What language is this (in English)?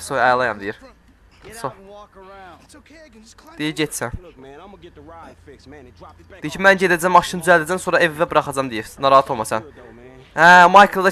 Turkish